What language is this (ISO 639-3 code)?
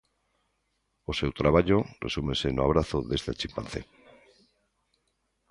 glg